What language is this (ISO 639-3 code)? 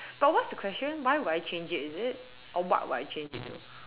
eng